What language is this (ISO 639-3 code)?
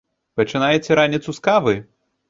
bel